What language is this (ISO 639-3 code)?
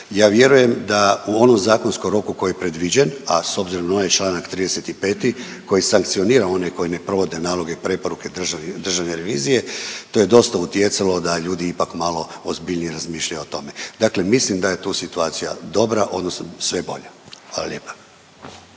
hrv